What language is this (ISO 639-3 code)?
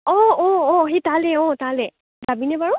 asm